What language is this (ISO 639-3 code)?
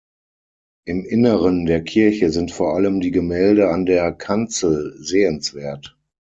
deu